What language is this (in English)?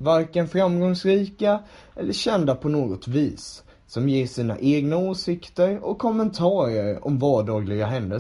Swedish